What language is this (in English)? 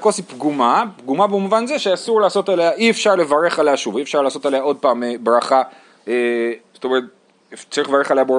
Hebrew